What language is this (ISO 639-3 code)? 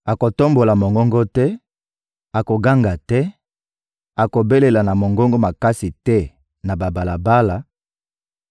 lin